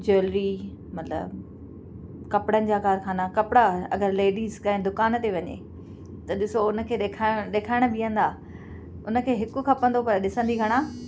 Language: Sindhi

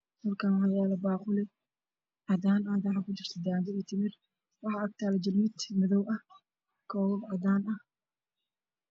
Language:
Somali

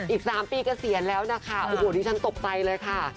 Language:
Thai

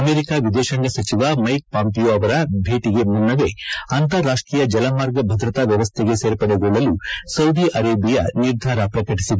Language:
Kannada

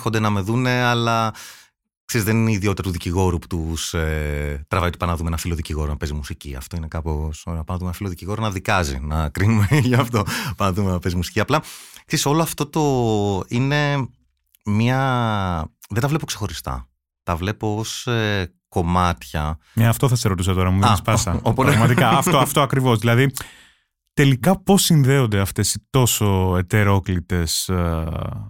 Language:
Greek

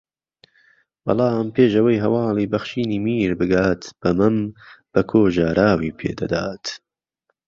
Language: Central Kurdish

